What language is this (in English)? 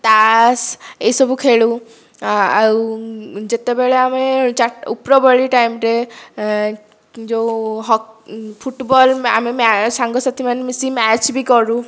Odia